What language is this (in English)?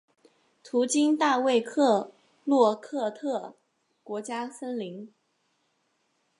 Chinese